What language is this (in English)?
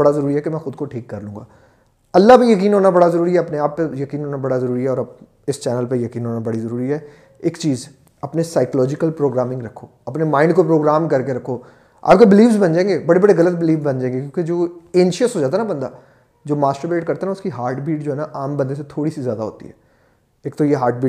Urdu